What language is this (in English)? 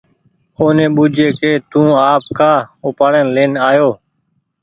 Goaria